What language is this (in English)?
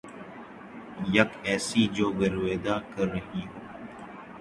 Urdu